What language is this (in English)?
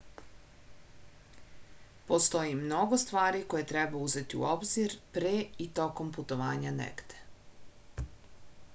Serbian